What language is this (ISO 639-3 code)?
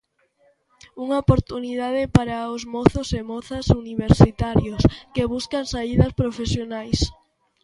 glg